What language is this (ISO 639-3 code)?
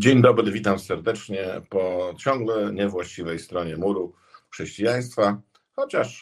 pol